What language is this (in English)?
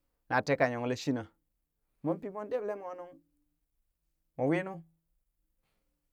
Burak